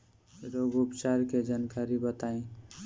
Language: Bhojpuri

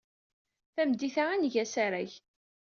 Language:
Kabyle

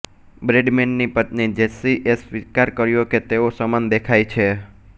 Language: Gujarati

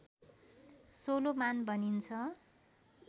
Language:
Nepali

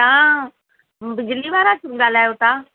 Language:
Sindhi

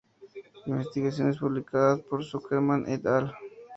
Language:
Spanish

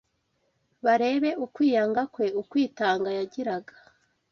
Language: Kinyarwanda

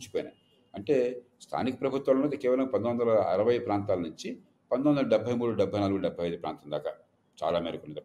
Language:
Telugu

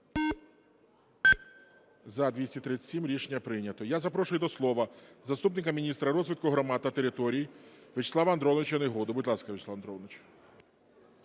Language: Ukrainian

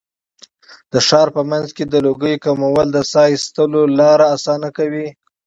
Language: Pashto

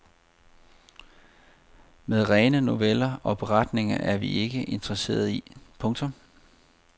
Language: Danish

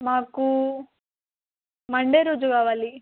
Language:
Telugu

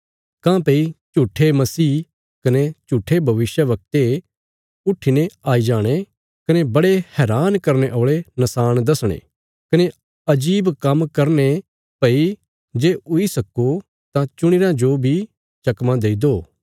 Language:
Bilaspuri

